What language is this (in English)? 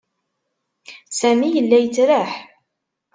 Kabyle